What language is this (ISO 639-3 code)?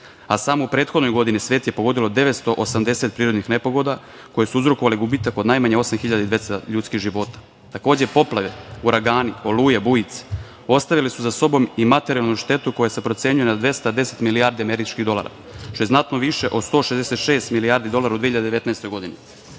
srp